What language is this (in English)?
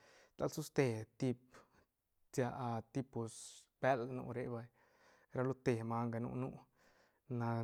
Santa Catarina Albarradas Zapotec